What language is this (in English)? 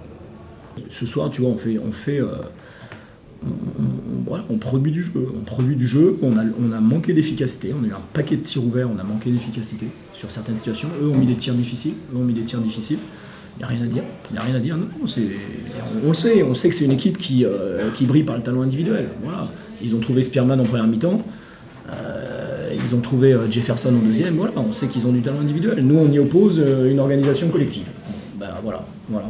French